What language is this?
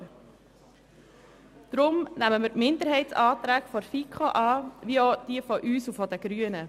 Swiss German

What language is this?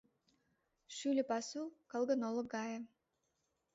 Mari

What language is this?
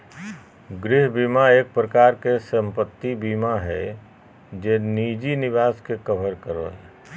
Magahi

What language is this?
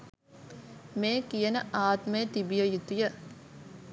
Sinhala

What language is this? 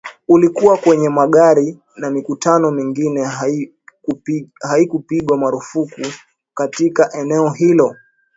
Swahili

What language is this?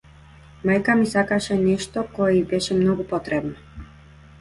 Macedonian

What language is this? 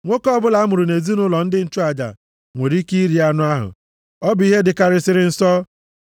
Igbo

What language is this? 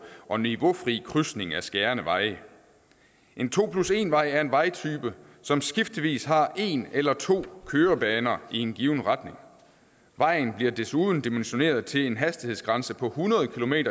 Danish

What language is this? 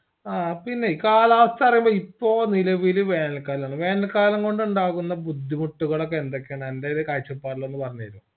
Malayalam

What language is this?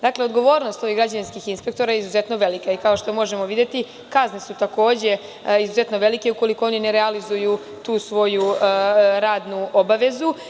Serbian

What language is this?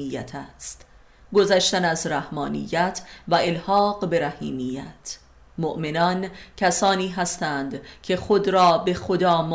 Persian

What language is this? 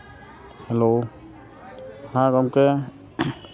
Santali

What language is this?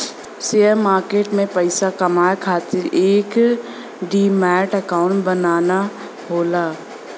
Bhojpuri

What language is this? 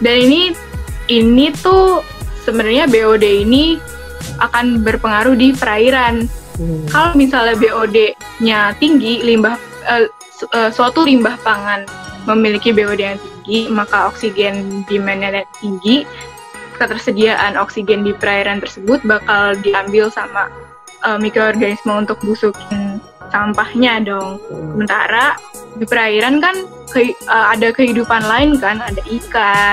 Indonesian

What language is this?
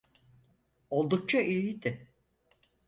Turkish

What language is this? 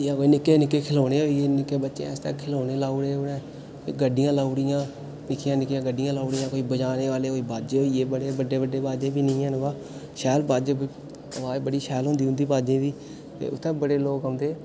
Dogri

